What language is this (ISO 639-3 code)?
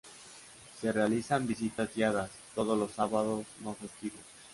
spa